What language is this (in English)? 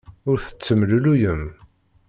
Kabyle